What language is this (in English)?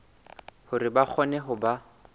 Southern Sotho